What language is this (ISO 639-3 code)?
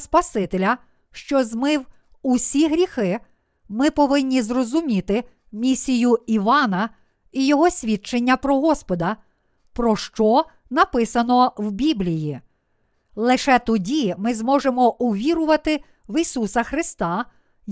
ukr